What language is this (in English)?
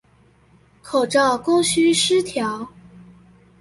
Chinese